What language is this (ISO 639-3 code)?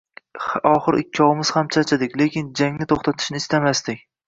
uzb